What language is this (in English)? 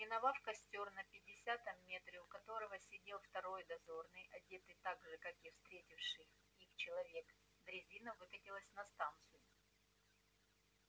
Russian